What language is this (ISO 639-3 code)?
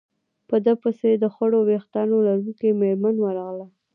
pus